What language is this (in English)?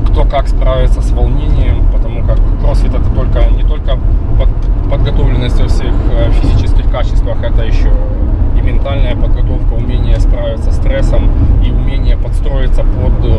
Russian